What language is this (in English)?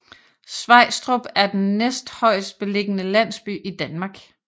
Danish